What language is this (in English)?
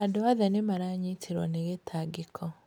Kikuyu